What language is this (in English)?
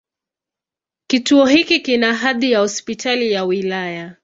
Swahili